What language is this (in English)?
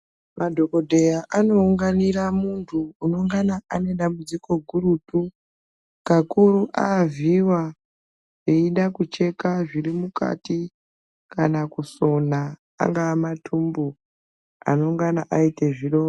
Ndau